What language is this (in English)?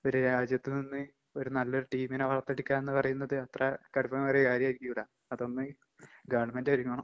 Malayalam